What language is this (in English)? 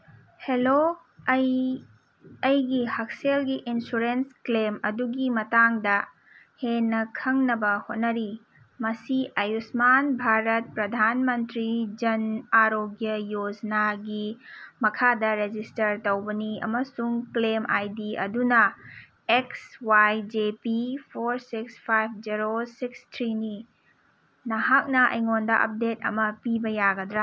Manipuri